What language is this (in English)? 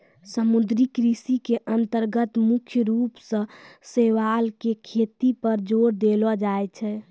Maithili